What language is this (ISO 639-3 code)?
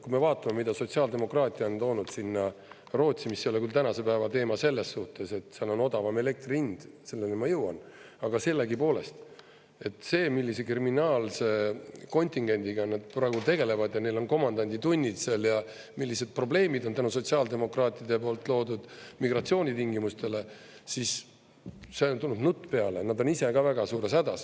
est